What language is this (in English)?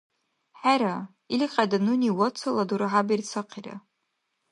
Dargwa